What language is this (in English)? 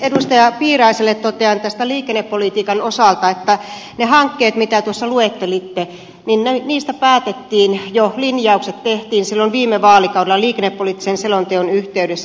Finnish